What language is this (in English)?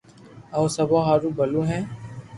Loarki